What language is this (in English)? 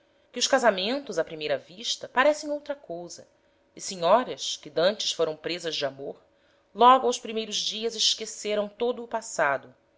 Portuguese